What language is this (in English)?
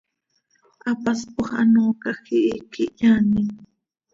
Seri